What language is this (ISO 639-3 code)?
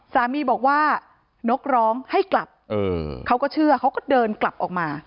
tha